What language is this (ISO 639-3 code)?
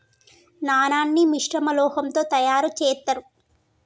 tel